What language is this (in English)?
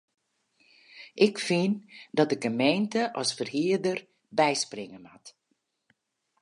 Western Frisian